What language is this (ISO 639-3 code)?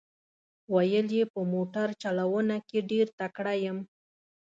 pus